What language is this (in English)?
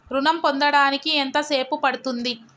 Telugu